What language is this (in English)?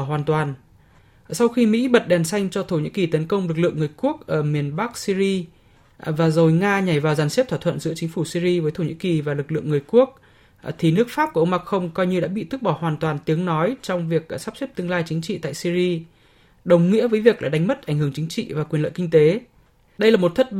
Vietnamese